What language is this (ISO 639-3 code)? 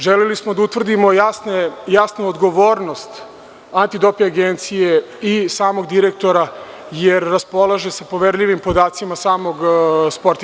srp